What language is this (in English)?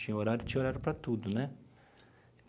Portuguese